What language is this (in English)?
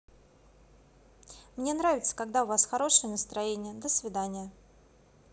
Russian